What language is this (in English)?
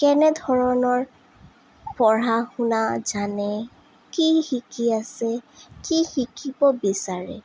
Assamese